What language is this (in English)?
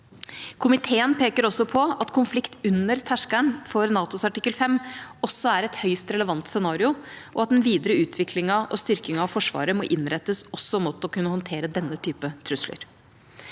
Norwegian